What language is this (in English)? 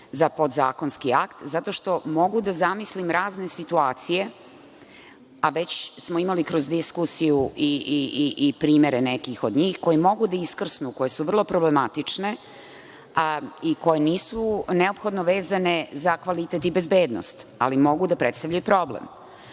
Serbian